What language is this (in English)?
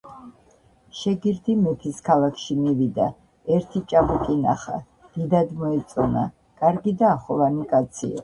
Georgian